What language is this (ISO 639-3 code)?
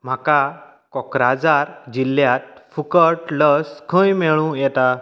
kok